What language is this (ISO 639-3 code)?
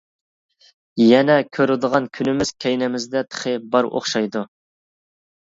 uig